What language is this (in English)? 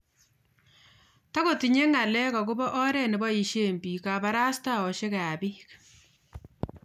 Kalenjin